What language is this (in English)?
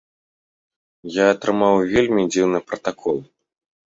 Belarusian